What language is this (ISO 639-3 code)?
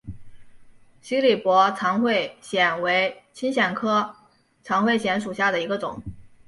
zho